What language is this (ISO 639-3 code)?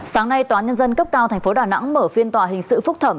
vie